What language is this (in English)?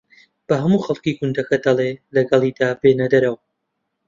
Central Kurdish